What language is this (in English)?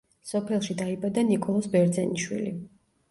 Georgian